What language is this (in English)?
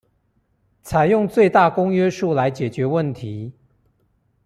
Chinese